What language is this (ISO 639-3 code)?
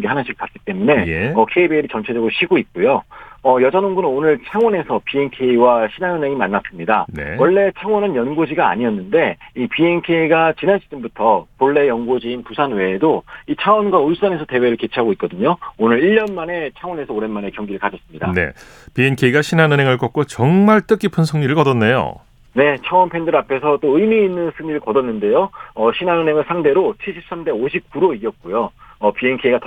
kor